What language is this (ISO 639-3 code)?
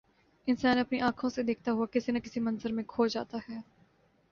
urd